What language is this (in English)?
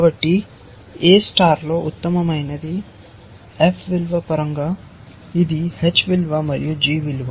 Telugu